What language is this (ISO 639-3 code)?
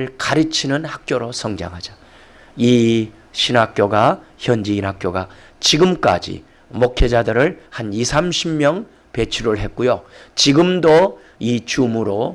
kor